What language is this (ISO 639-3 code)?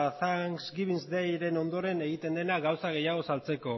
eus